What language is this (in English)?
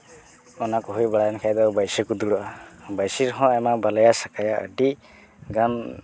Santali